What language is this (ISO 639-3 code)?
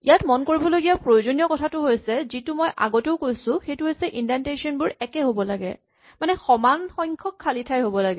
asm